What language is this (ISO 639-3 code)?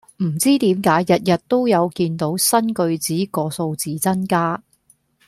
yue